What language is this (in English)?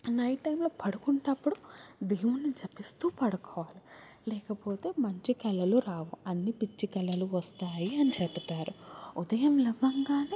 Telugu